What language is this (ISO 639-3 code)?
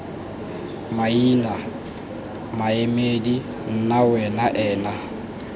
tsn